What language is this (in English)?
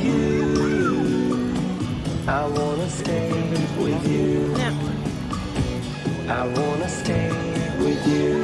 Japanese